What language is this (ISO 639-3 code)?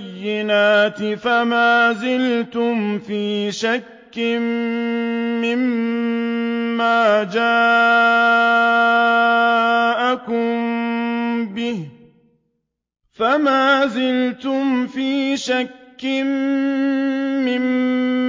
ara